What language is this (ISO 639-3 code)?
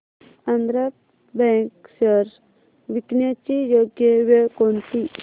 mar